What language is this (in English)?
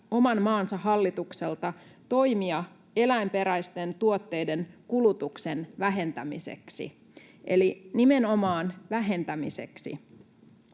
Finnish